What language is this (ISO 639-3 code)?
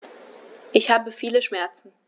deu